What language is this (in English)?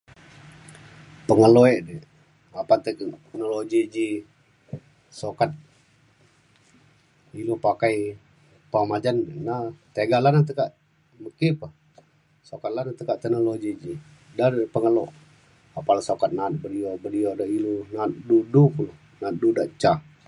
Mainstream Kenyah